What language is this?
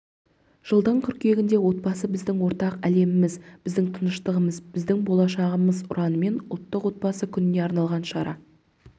Kazakh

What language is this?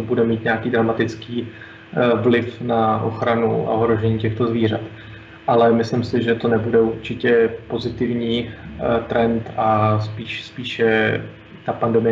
Czech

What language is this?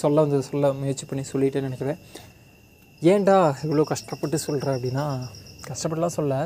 Tamil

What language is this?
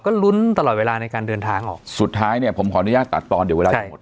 Thai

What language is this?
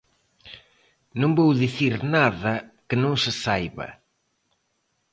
Galician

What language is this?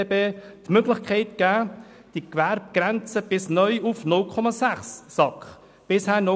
Swiss German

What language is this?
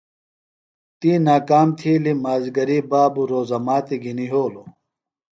Phalura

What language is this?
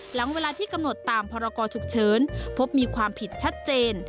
Thai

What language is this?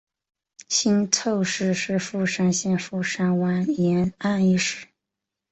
Chinese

